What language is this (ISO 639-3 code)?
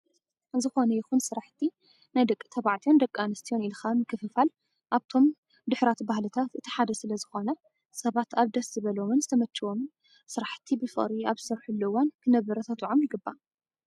tir